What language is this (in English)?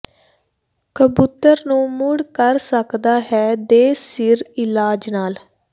Punjabi